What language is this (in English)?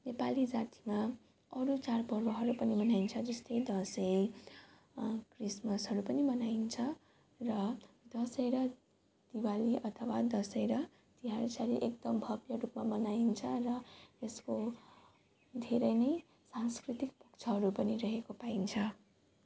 Nepali